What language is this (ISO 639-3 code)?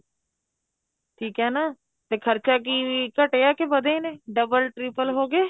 pan